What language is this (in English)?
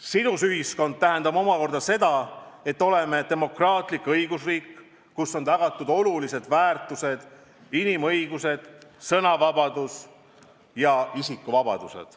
Estonian